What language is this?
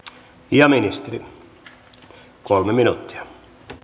Finnish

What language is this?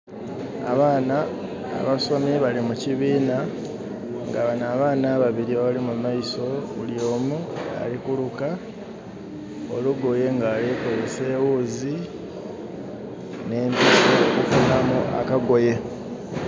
Soga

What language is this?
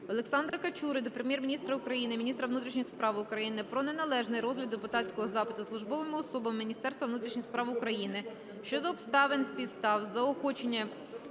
Ukrainian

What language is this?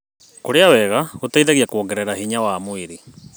Kikuyu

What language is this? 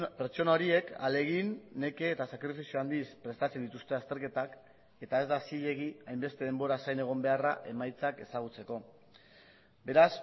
Basque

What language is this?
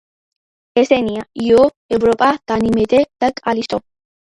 Georgian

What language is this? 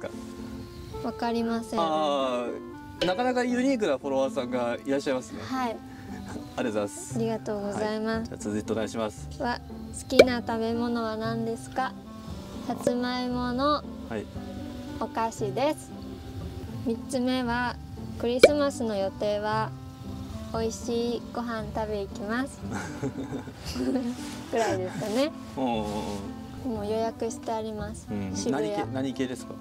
Japanese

